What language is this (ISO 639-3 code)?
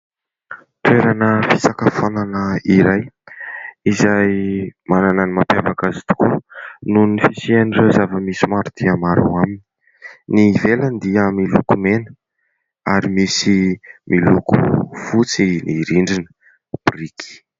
mlg